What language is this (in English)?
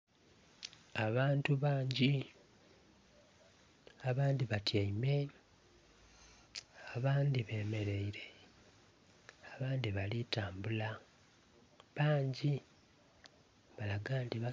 Soga